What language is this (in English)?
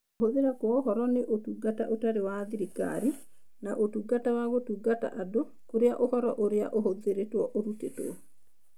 Kikuyu